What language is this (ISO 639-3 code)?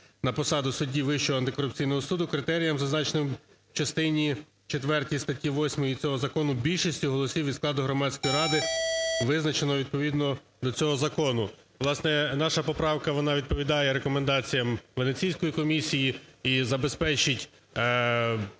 ukr